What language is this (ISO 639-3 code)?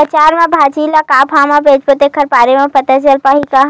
hne